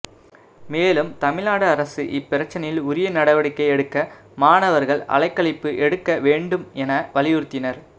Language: Tamil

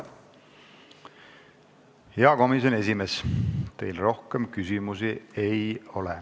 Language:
Estonian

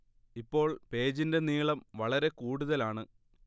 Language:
Malayalam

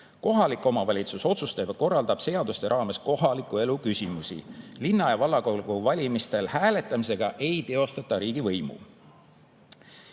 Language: Estonian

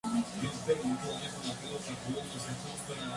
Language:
Spanish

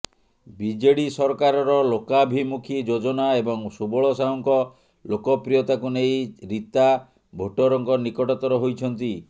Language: Odia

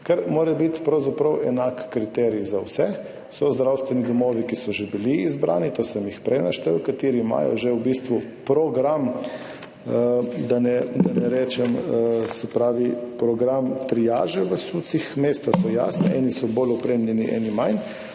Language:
Slovenian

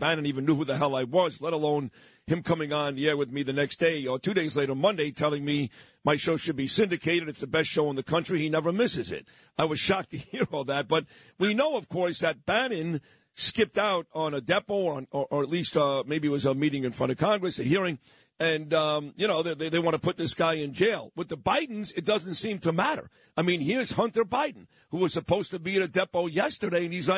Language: English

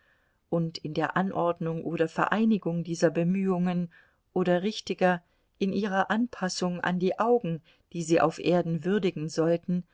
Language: German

